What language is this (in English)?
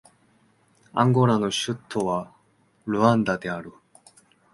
Japanese